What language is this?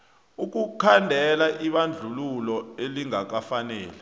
South Ndebele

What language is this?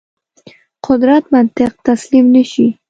Pashto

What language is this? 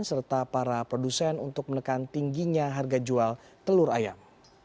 Indonesian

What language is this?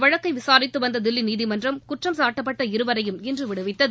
Tamil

